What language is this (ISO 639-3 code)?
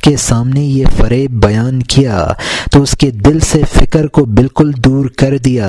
urd